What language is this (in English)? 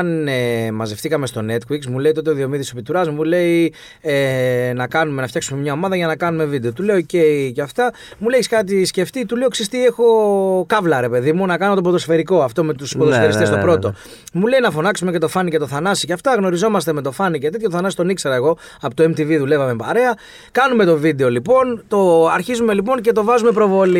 Greek